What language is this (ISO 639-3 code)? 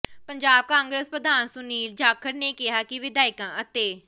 pan